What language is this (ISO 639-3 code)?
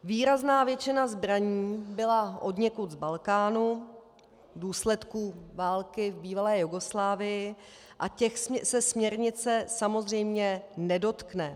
ces